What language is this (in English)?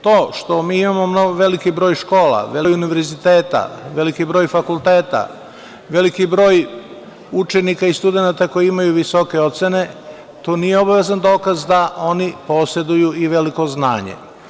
Serbian